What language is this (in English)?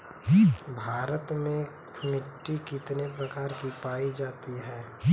Bhojpuri